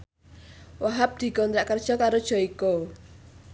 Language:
Javanese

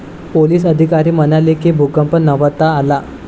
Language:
Marathi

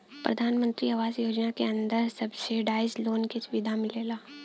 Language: Bhojpuri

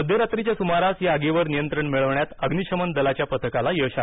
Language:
Marathi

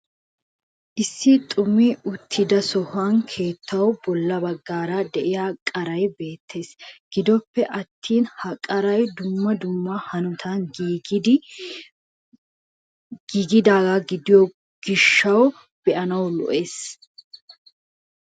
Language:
Wolaytta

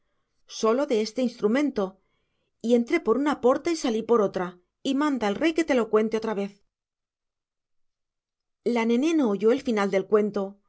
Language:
Spanish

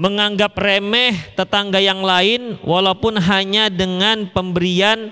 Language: Indonesian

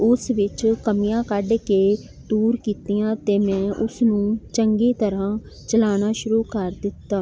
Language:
Punjabi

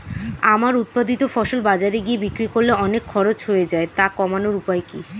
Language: Bangla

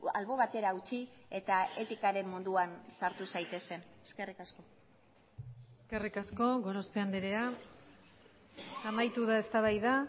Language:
Basque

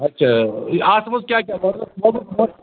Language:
Kashmiri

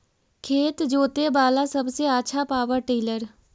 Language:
Magahi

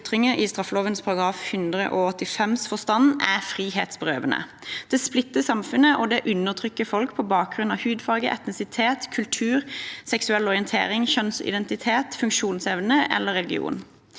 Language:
Norwegian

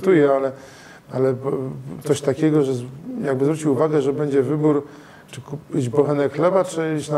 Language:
Polish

